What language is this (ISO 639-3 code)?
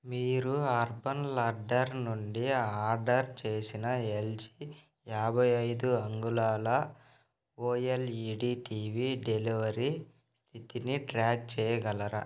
tel